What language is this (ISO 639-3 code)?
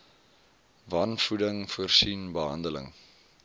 afr